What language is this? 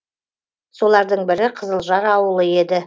Kazakh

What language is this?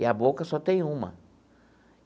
Portuguese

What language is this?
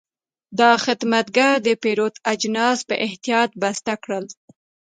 Pashto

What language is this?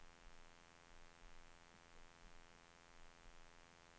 Swedish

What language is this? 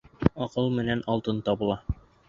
Bashkir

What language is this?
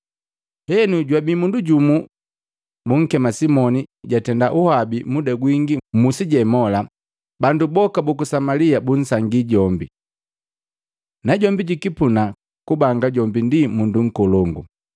Matengo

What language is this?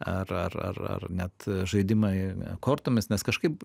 Lithuanian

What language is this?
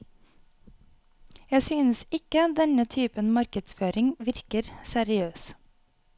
Norwegian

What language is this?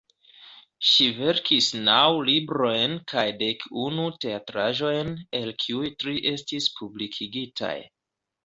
Esperanto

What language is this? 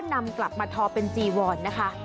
Thai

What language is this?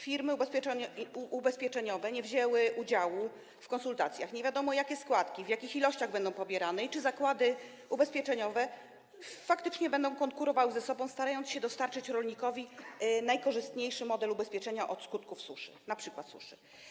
Polish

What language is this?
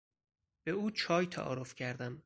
Persian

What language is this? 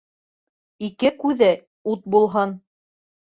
Bashkir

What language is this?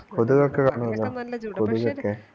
Malayalam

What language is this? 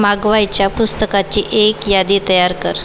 Marathi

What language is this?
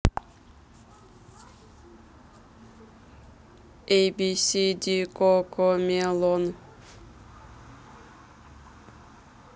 Russian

